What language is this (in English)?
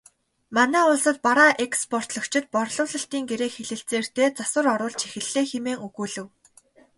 Mongolian